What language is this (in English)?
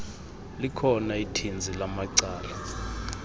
Xhosa